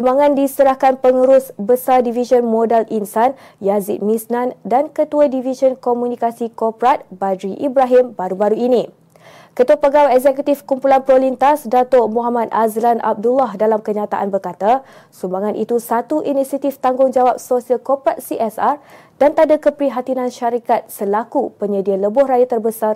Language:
Malay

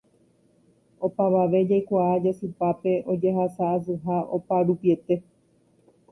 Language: Guarani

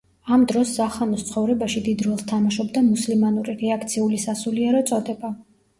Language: Georgian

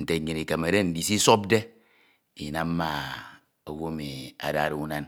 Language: Ito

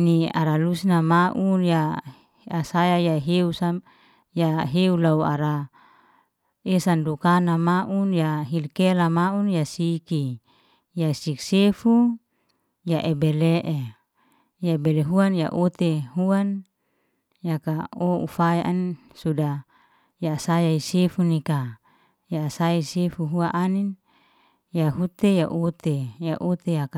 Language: Liana-Seti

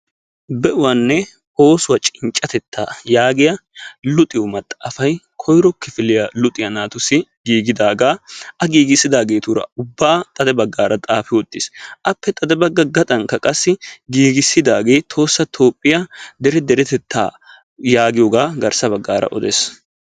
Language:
Wolaytta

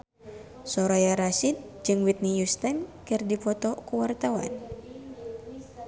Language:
Sundanese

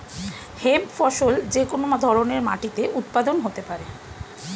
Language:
Bangla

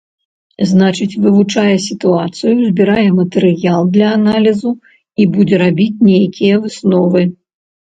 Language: Belarusian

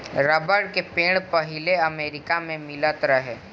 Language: Bhojpuri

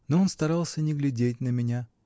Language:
Russian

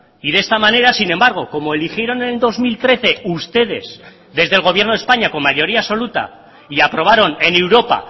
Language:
Spanish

